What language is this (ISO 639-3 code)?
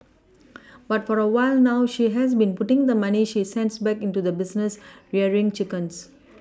eng